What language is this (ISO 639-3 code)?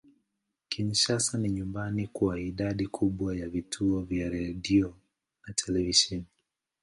swa